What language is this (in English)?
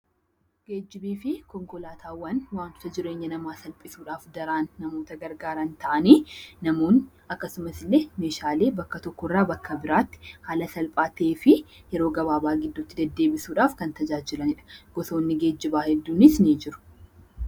Oromo